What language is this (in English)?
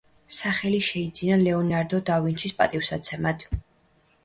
Georgian